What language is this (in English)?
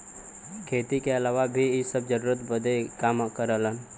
Bhojpuri